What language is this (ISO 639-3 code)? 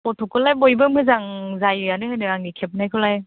brx